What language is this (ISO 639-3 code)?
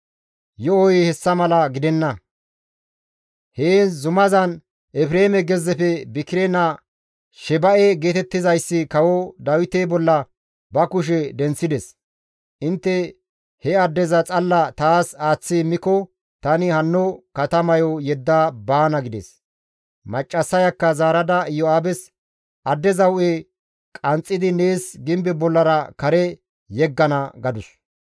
gmv